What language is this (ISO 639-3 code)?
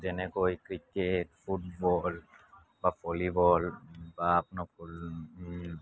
asm